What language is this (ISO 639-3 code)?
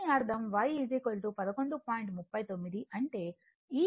tel